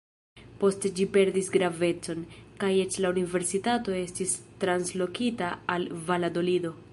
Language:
Esperanto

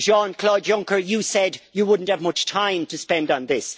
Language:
English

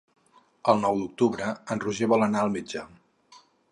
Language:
Catalan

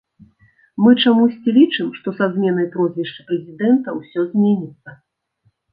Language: Belarusian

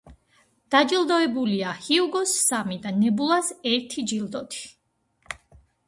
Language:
Georgian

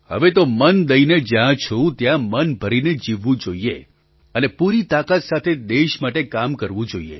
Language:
Gujarati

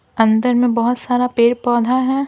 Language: Hindi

